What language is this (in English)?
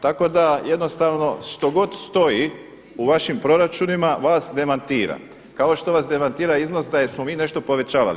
Croatian